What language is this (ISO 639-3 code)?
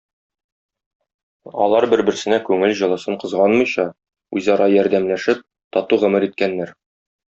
tat